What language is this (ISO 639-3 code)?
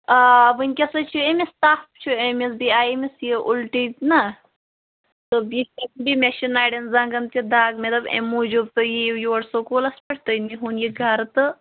kas